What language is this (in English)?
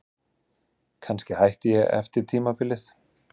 Icelandic